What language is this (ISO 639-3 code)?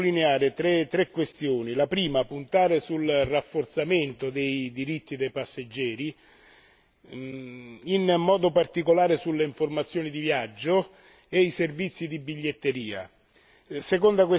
ita